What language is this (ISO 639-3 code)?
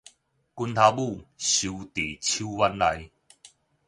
nan